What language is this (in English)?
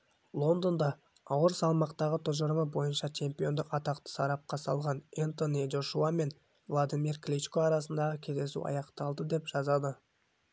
Kazakh